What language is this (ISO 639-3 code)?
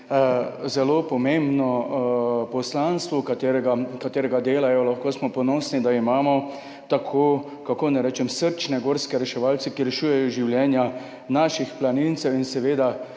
slv